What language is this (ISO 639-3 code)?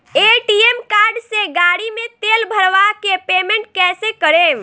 bho